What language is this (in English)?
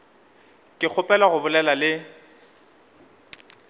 Northern Sotho